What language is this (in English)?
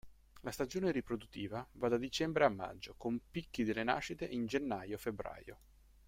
Italian